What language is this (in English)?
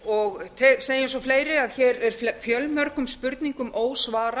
Icelandic